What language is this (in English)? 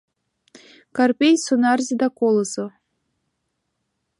Mari